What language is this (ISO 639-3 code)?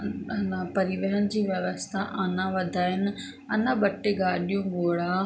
snd